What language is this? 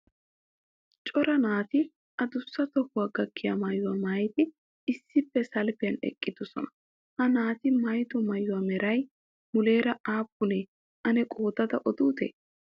Wolaytta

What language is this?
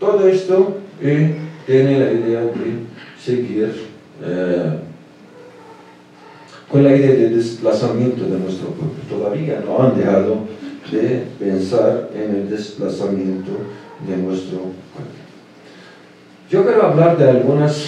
Spanish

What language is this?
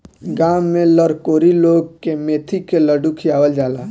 Bhojpuri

